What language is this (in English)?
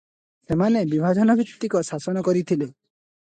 Odia